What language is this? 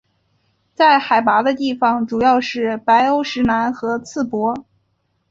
Chinese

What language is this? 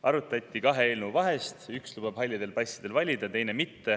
Estonian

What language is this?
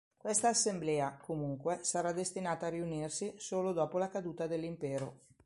Italian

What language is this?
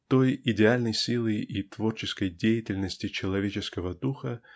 Russian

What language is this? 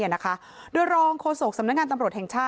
Thai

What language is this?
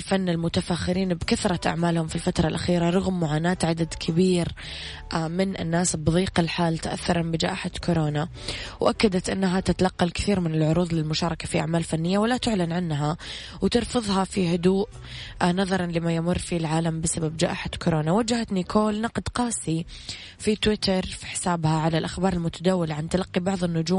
Arabic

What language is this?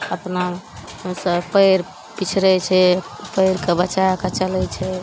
Maithili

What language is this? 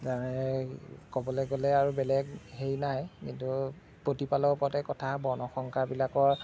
Assamese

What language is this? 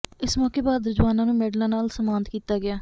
Punjabi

